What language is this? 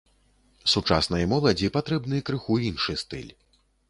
Belarusian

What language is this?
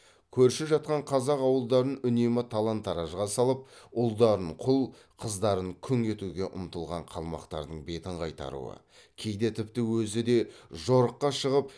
Kazakh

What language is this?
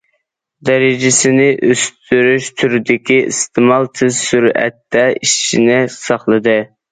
Uyghur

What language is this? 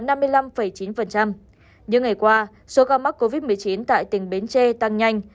Vietnamese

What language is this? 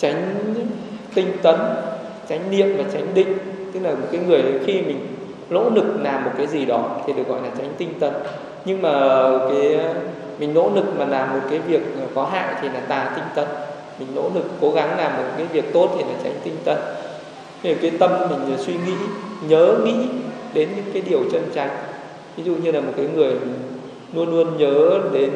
Vietnamese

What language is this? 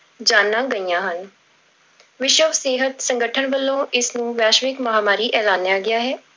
Punjabi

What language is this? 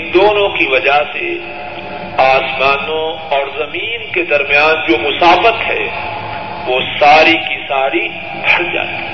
Urdu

